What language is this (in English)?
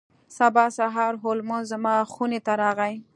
Pashto